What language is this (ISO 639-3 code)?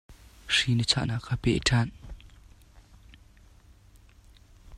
cnh